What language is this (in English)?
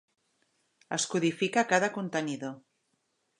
Catalan